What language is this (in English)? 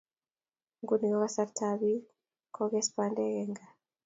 Kalenjin